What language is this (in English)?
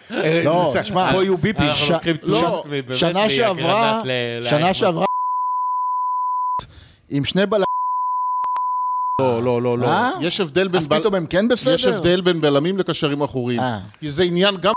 Hebrew